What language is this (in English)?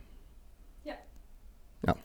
Norwegian